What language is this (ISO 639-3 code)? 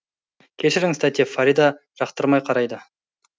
kaz